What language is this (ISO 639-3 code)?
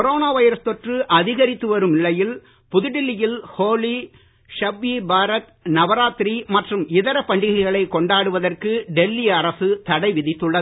tam